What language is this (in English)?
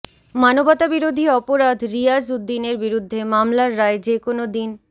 Bangla